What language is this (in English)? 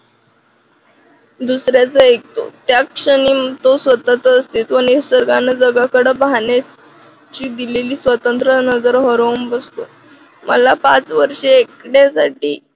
Marathi